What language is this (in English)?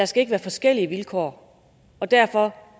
Danish